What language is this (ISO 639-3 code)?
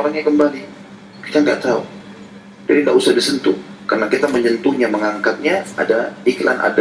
ind